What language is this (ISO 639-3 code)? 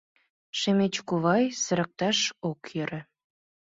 chm